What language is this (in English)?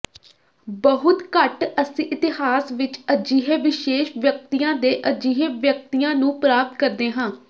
Punjabi